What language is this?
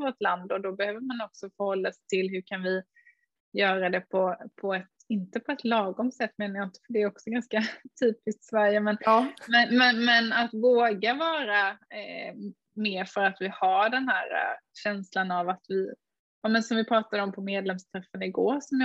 Swedish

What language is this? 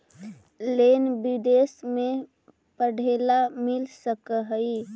Magahi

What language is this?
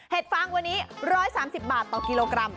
Thai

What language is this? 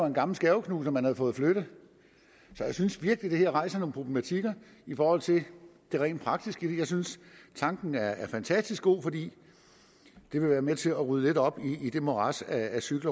Danish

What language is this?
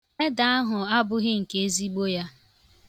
Igbo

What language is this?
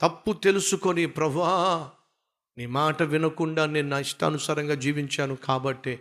Telugu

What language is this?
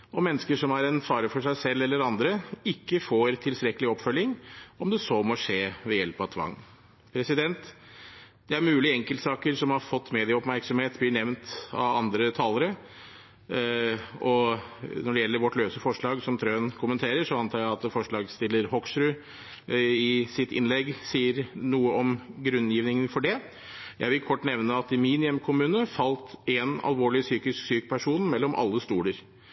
Norwegian Bokmål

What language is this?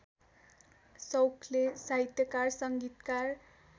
Nepali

